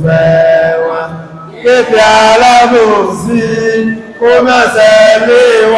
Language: Arabic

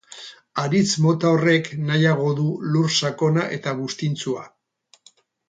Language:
Basque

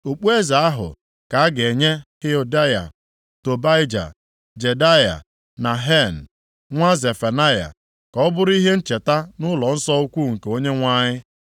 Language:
Igbo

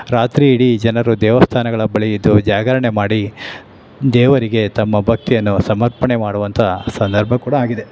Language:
Kannada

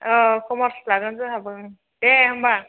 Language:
Bodo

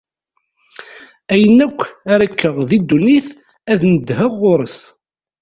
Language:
Kabyle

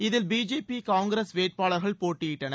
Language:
Tamil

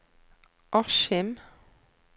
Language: Norwegian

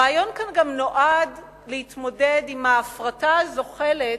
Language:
Hebrew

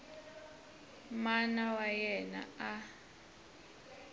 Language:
Tsonga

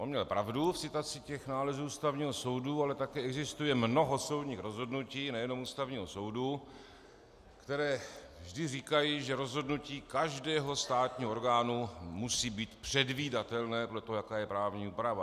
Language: Czech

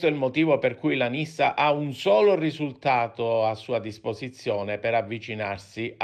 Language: Italian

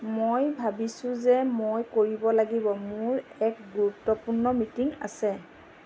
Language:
Assamese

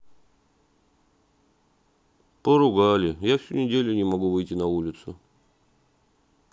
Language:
Russian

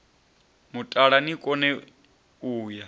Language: Venda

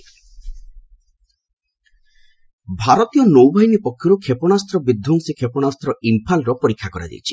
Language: Odia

